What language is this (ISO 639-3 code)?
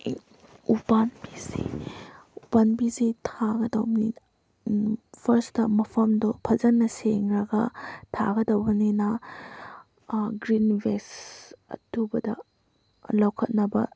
mni